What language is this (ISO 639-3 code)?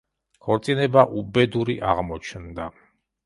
kat